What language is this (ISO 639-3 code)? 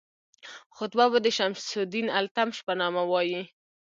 pus